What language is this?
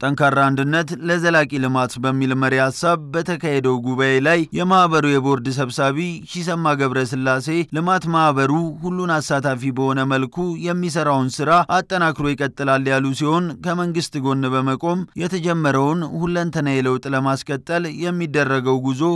Turkish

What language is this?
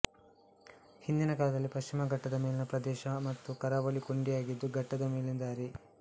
Kannada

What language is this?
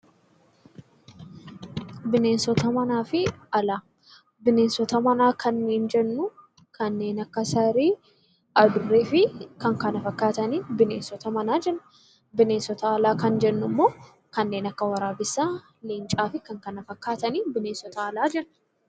Oromo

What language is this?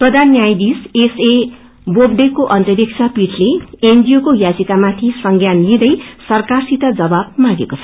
Nepali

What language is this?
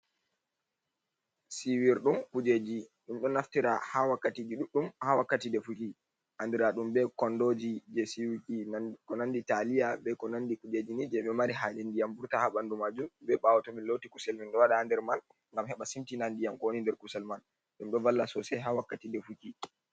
Fula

